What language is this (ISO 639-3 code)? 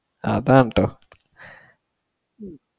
mal